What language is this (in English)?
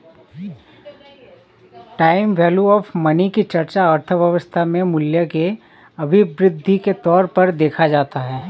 Hindi